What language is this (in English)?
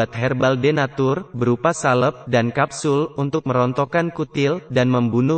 Indonesian